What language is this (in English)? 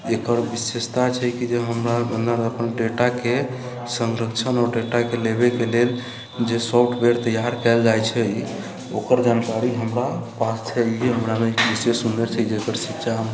Maithili